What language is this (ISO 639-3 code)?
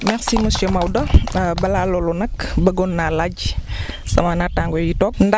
wol